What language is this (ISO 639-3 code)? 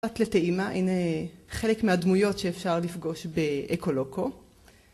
heb